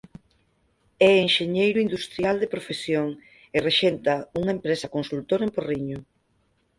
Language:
Galician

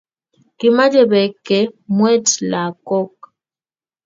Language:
Kalenjin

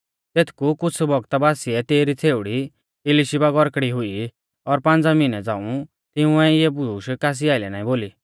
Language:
Mahasu Pahari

